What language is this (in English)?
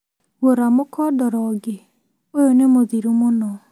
Kikuyu